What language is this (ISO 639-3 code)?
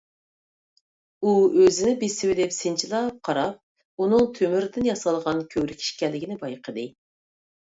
uig